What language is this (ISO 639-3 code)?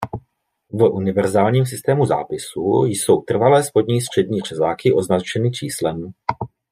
ces